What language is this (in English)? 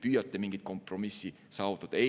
Estonian